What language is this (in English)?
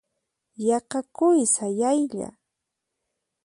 Puno Quechua